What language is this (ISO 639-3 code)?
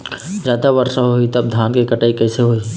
hne